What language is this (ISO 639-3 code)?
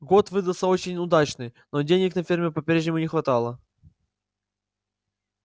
rus